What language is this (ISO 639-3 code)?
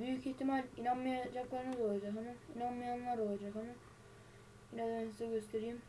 tur